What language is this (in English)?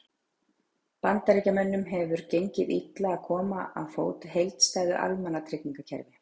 Icelandic